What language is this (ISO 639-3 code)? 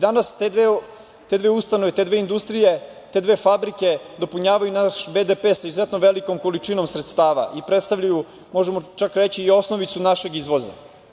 srp